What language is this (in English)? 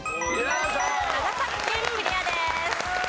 Japanese